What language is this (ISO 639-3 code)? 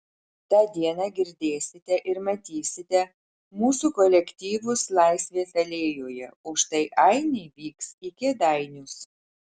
lit